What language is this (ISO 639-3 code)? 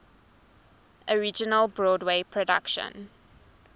eng